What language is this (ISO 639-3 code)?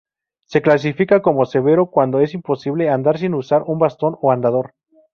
spa